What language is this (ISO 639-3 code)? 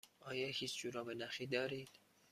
fas